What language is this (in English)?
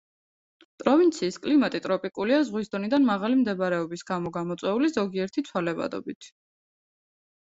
Georgian